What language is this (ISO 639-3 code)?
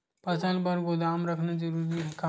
hne